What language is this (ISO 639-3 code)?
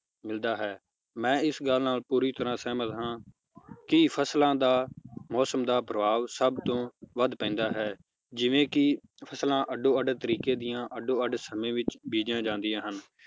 pan